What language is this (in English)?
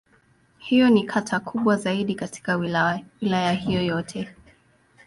Swahili